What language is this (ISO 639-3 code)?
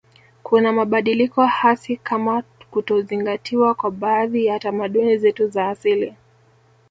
swa